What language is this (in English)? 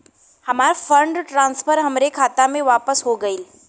Bhojpuri